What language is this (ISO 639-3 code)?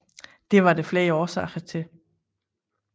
dan